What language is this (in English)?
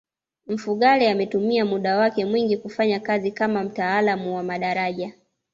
Swahili